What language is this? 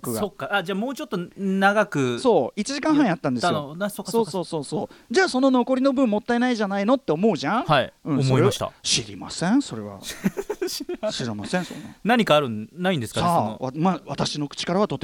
Japanese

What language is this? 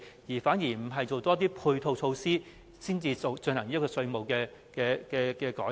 Cantonese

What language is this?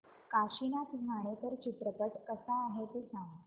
Marathi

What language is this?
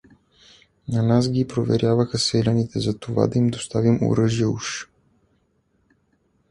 Bulgarian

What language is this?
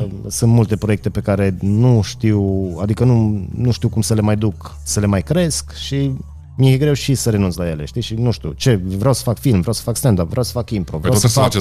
Romanian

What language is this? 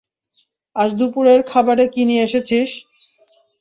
Bangla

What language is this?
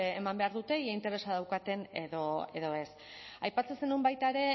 Basque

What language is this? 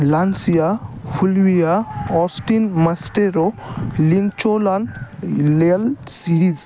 Marathi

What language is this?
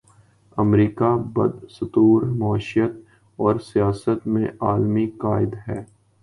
Urdu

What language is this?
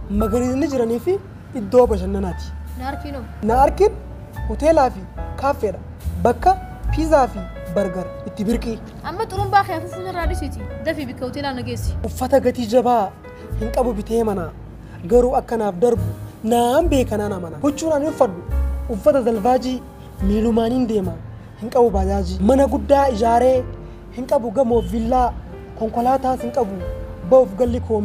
Arabic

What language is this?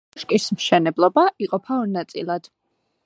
Georgian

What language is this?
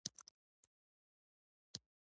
Pashto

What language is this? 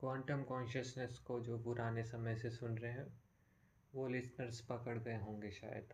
Hindi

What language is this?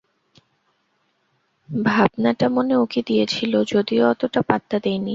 Bangla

